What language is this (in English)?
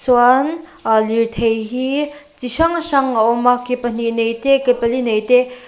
Mizo